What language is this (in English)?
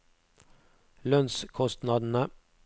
Norwegian